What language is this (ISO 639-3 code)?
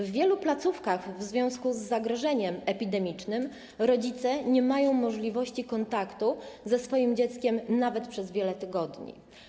pol